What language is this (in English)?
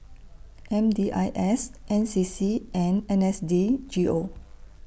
English